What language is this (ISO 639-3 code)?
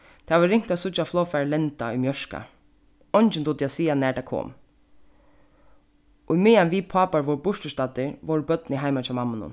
fao